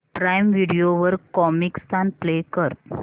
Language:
Marathi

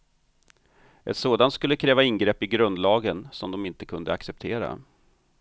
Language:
Swedish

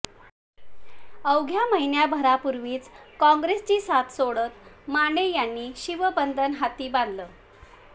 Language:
Marathi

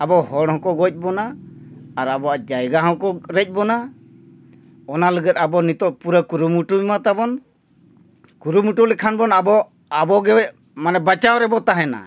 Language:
Santali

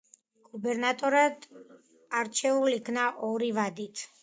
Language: Georgian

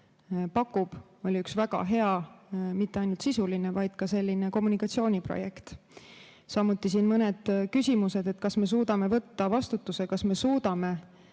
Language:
Estonian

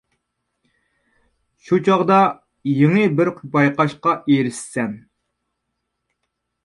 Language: Uyghur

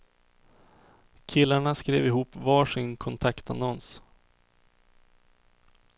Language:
Swedish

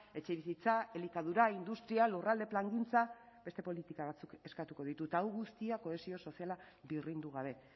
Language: Basque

